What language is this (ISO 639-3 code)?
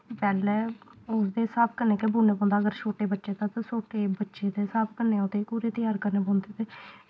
doi